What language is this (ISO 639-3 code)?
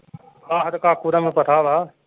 pan